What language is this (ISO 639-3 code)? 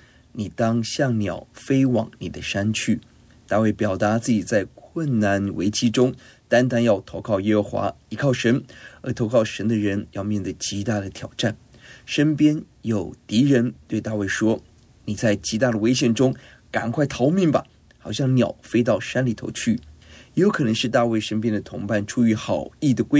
zho